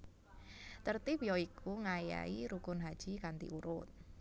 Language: Javanese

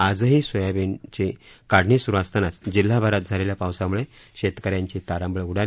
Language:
Marathi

